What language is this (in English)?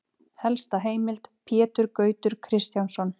Icelandic